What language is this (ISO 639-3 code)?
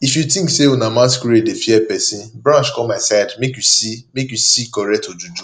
pcm